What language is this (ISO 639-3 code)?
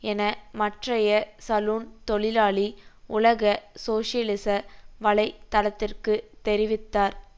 tam